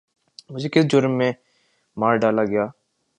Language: Urdu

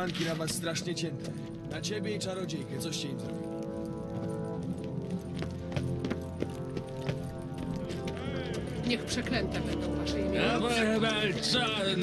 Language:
Polish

